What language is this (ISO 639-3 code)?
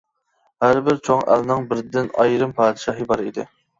uig